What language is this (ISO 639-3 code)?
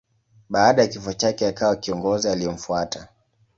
swa